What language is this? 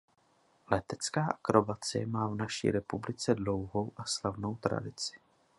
Czech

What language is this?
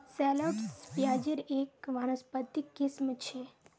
Magahi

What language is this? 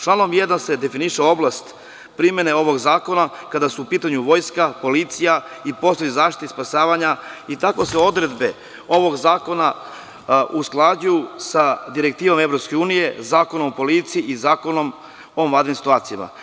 Serbian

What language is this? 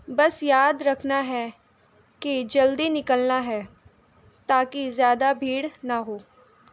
Urdu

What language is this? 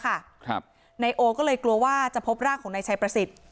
Thai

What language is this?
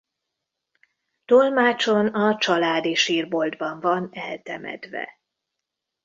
Hungarian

